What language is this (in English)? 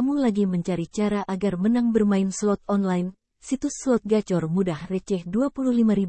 Indonesian